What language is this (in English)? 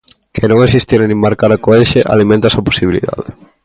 Galician